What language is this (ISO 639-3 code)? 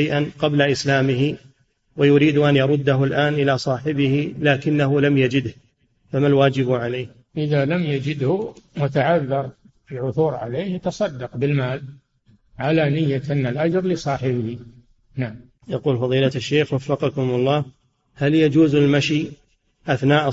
ara